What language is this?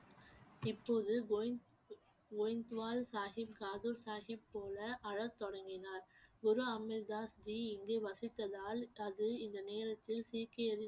Tamil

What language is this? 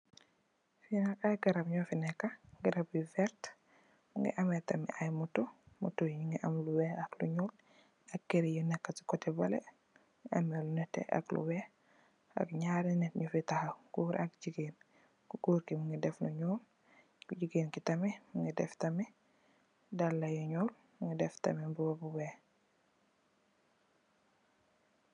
Wolof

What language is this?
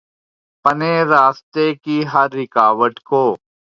Urdu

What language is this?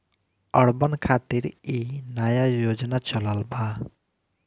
Bhojpuri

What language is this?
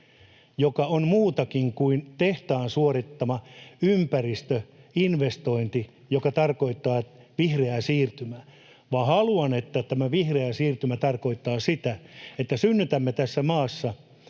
Finnish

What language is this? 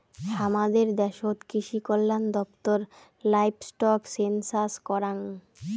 Bangla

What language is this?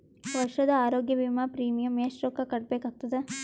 Kannada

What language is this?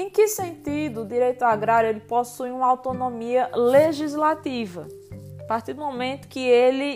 Portuguese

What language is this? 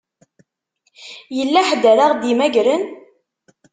Kabyle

